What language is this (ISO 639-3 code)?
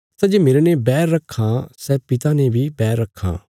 kfs